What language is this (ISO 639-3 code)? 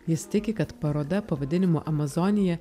lit